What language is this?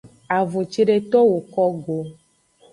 Aja (Benin)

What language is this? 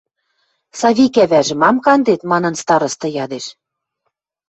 Western Mari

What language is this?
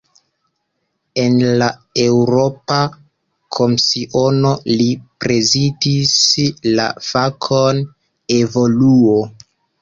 Esperanto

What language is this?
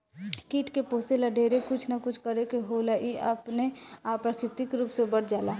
Bhojpuri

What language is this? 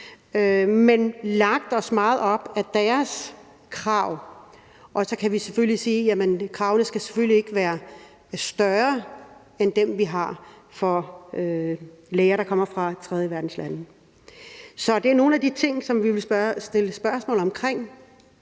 Danish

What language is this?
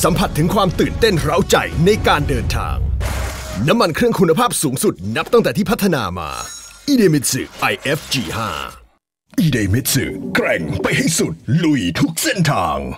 Thai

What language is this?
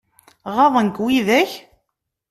Kabyle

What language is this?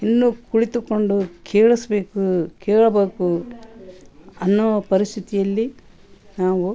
Kannada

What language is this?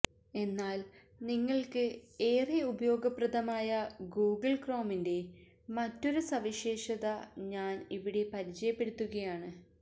Malayalam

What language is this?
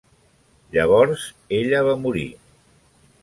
Catalan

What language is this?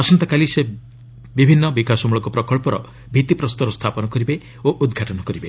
Odia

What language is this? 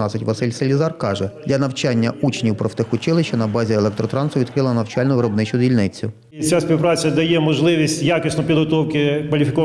Ukrainian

